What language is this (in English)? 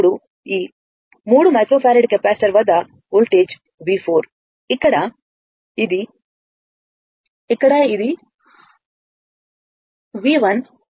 Telugu